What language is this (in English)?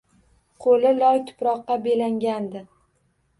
Uzbek